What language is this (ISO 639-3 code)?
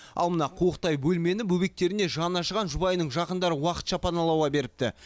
kaz